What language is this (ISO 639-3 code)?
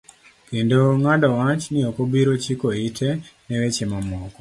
luo